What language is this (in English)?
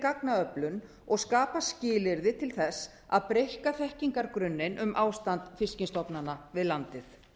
Icelandic